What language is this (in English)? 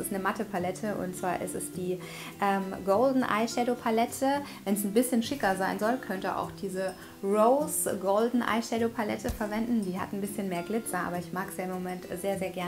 German